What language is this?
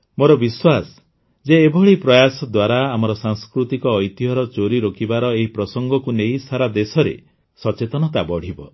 Odia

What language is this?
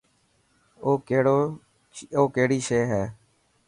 Dhatki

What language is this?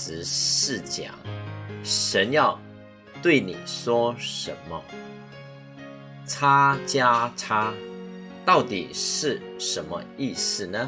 Chinese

